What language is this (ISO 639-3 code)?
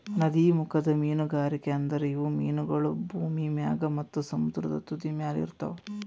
kan